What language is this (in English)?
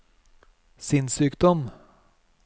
Norwegian